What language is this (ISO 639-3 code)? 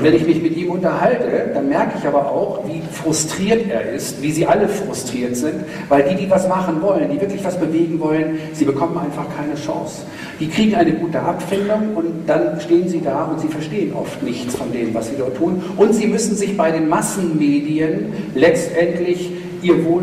deu